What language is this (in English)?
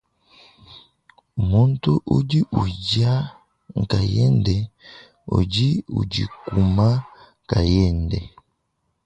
Luba-Lulua